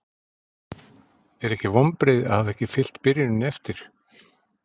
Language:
Icelandic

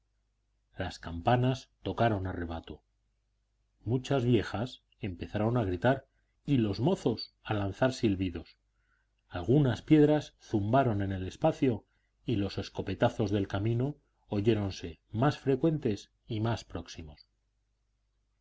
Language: Spanish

